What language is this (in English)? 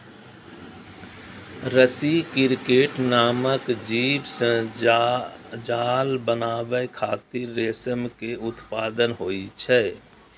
Maithili